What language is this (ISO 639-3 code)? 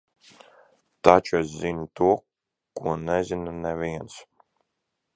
lav